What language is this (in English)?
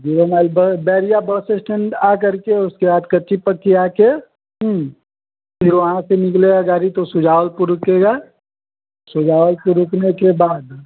Hindi